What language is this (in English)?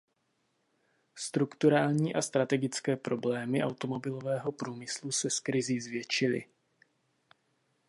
Czech